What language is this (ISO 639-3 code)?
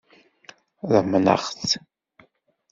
kab